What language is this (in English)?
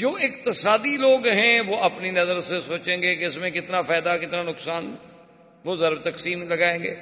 Urdu